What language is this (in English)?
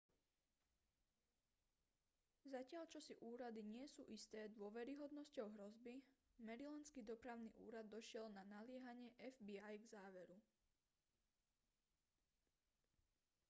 Slovak